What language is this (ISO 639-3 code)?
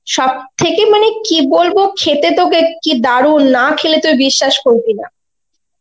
ben